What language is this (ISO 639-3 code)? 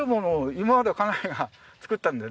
jpn